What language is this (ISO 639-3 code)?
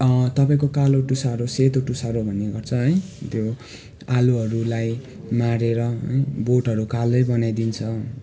nep